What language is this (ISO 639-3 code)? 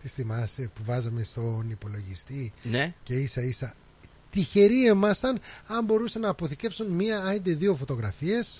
ell